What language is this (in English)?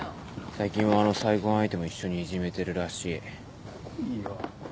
Japanese